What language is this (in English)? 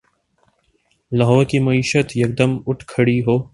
Urdu